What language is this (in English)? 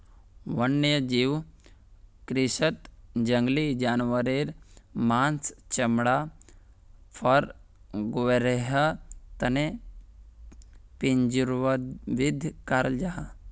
Magahi